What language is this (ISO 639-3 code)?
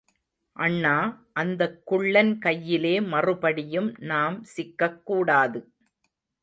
tam